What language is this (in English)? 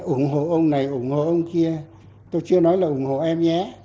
Vietnamese